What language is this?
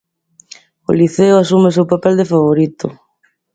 Galician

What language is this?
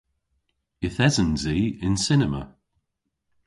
Cornish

